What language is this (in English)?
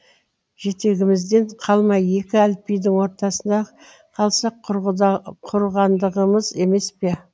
Kazakh